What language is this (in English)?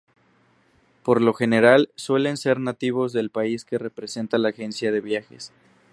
Spanish